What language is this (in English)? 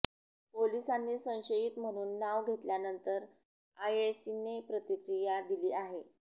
Marathi